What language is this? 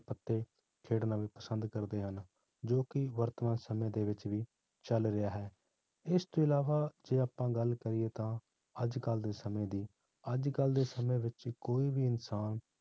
Punjabi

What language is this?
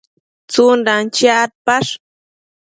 Matsés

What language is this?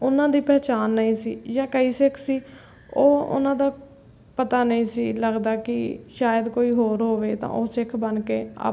Punjabi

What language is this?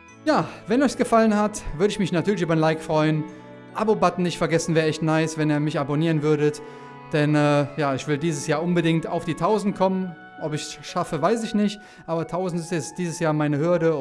German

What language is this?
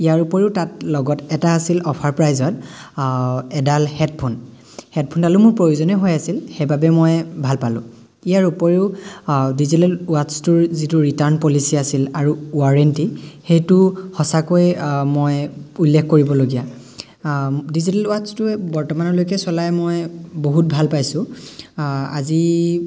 Assamese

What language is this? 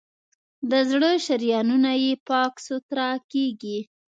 Pashto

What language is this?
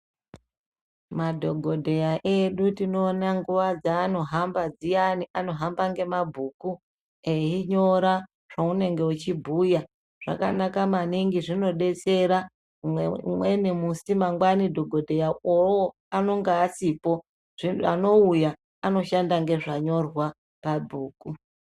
Ndau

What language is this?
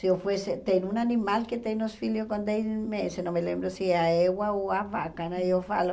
Portuguese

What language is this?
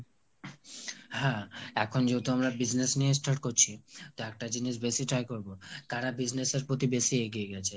Bangla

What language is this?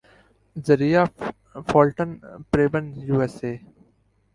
Urdu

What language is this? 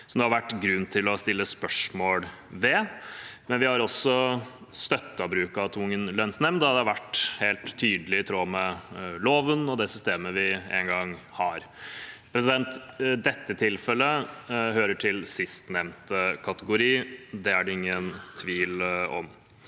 Norwegian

